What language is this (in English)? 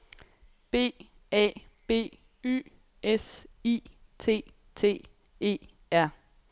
Danish